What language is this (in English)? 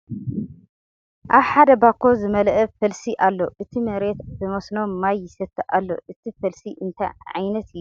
Tigrinya